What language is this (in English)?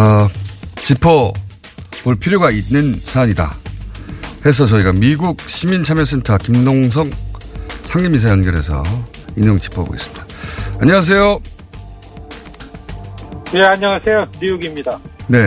Korean